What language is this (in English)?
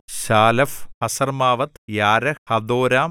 Malayalam